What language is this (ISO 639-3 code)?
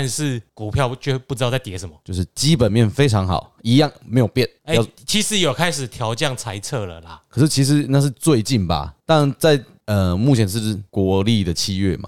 zho